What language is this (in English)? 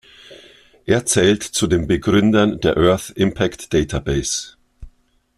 German